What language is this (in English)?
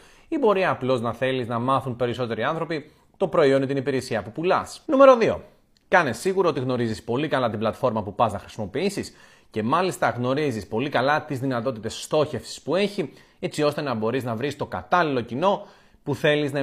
Greek